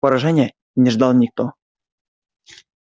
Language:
Russian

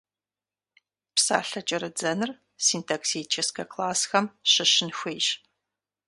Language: Kabardian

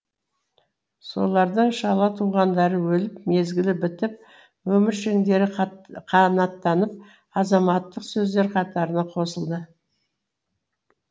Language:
Kazakh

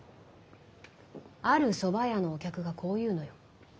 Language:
Japanese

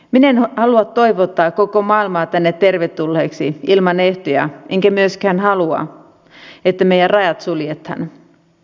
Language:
Finnish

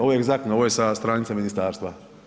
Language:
Croatian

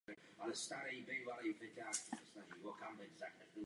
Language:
Czech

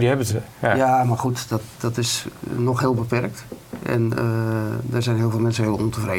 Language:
Dutch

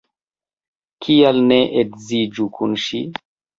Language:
Esperanto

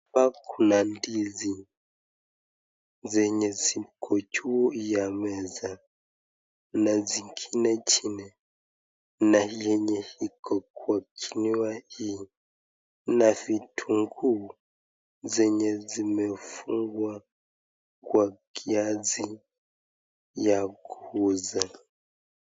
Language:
Swahili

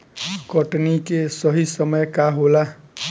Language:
Bhojpuri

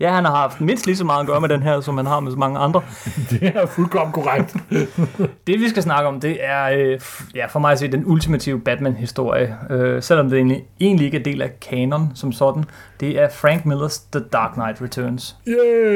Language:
Danish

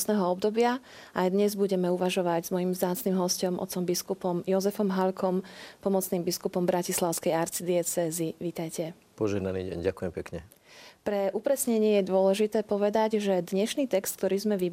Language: Slovak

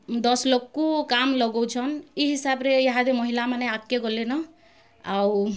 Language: Odia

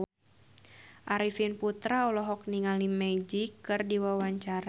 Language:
Sundanese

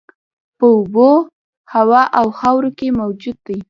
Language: Pashto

